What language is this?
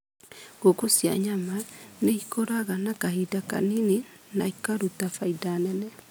Kikuyu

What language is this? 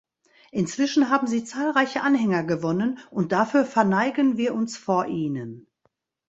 German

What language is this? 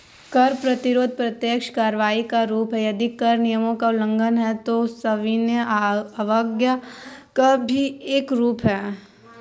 Hindi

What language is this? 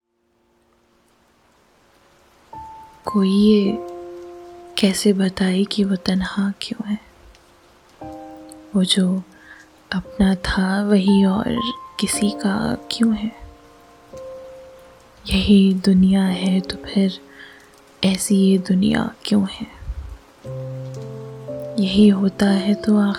Hindi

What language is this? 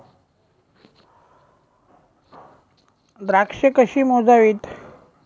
Marathi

